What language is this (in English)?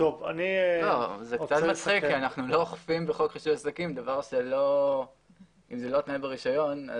Hebrew